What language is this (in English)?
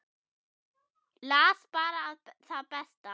Icelandic